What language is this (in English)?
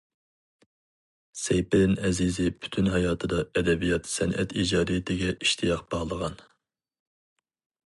Uyghur